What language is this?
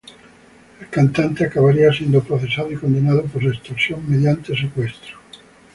Spanish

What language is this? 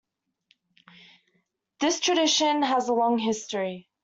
English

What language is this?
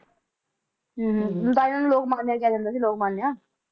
Punjabi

